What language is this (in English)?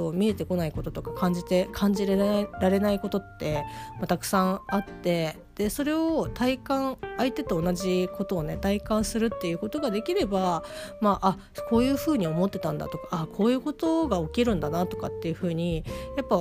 Japanese